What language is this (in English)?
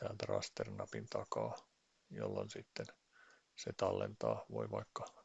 Finnish